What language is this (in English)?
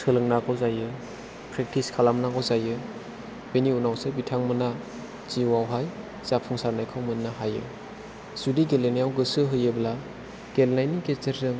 Bodo